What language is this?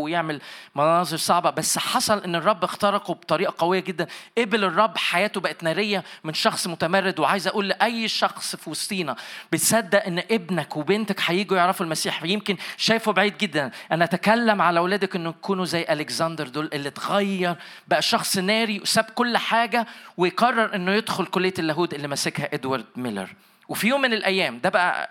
Arabic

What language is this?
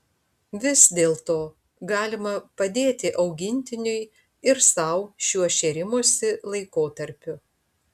Lithuanian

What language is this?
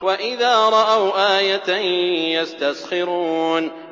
Arabic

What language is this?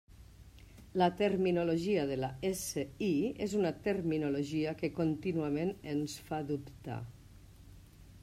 Catalan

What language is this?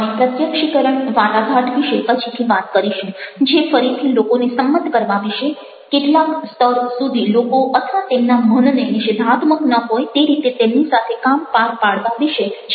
Gujarati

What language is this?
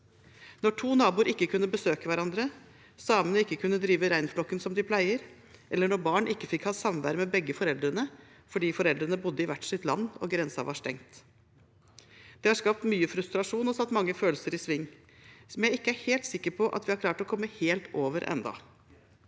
Norwegian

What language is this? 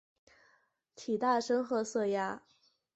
Chinese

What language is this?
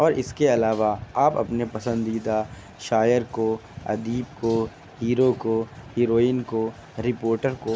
Urdu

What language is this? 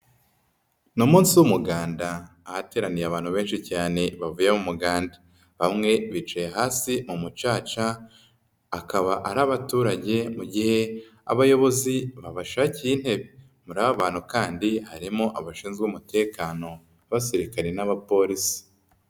Kinyarwanda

